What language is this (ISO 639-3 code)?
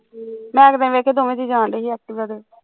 pan